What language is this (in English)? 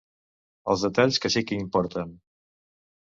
Catalan